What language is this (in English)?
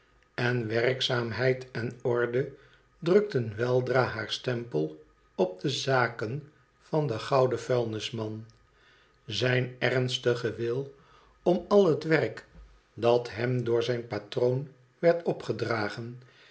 Dutch